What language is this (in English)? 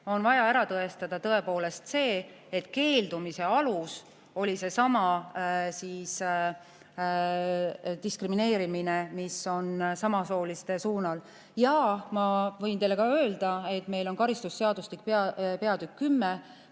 Estonian